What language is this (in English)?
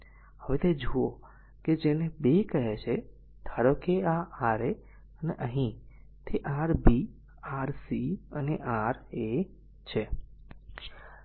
Gujarati